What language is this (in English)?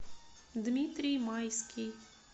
Russian